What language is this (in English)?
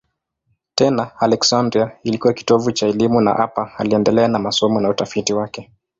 Swahili